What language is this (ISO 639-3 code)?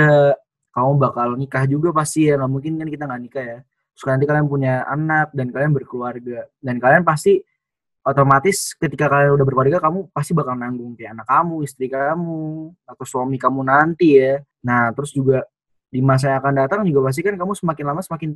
ind